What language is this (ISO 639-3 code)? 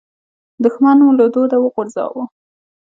pus